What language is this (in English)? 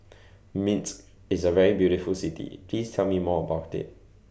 English